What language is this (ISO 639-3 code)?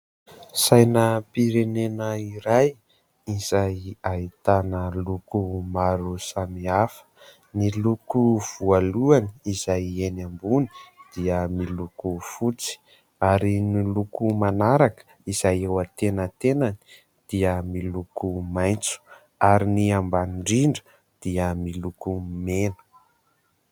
mlg